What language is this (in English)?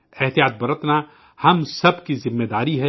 Urdu